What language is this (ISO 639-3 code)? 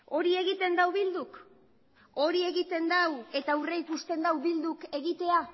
eus